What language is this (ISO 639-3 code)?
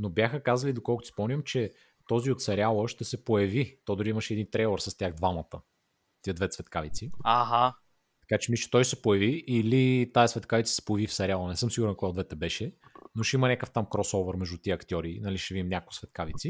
bul